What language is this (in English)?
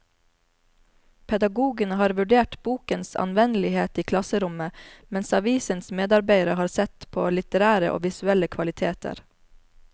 Norwegian